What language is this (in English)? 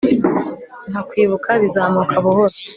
Kinyarwanda